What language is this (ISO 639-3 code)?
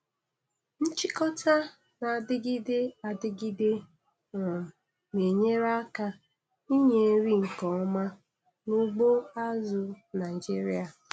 ibo